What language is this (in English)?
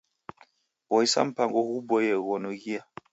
Taita